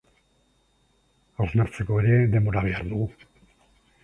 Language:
Basque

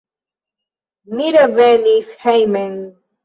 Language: Esperanto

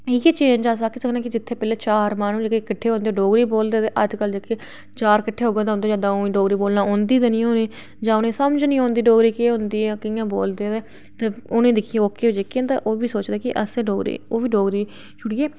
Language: Dogri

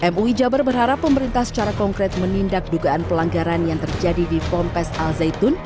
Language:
Indonesian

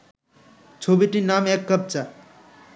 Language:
Bangla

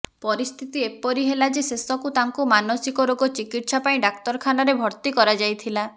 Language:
Odia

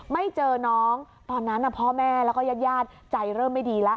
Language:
Thai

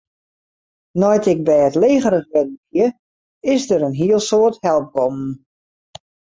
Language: Western Frisian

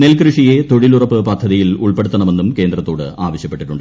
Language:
Malayalam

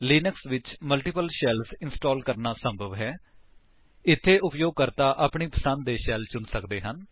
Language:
Punjabi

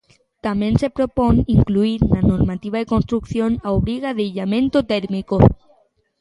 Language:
Galician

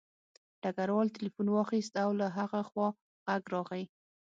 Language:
Pashto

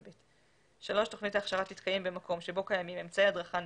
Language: Hebrew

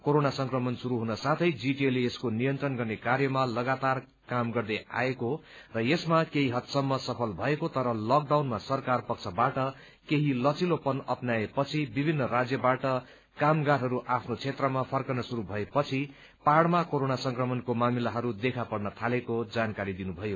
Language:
Nepali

